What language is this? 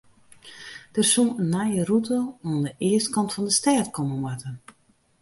Western Frisian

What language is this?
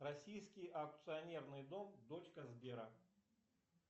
Russian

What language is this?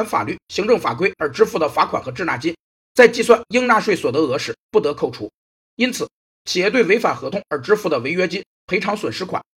Chinese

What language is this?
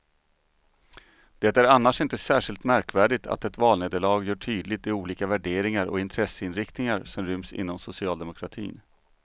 Swedish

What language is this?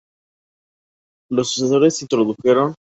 Spanish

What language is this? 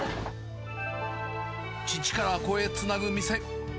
Japanese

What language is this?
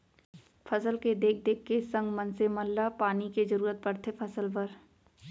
Chhattisgarhi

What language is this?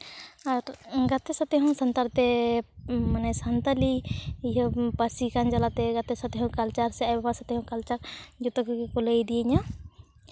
Santali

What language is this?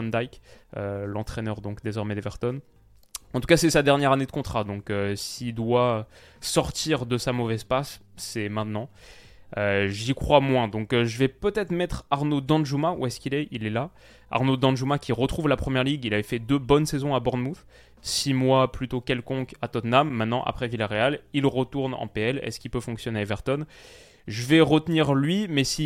French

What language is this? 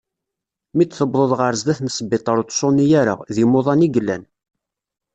Kabyle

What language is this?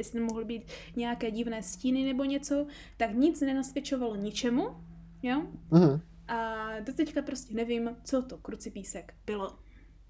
Czech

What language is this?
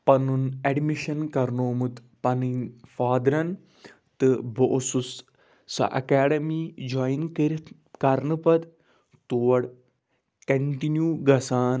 Kashmiri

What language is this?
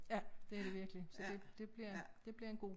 Danish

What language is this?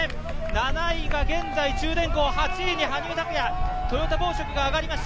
Japanese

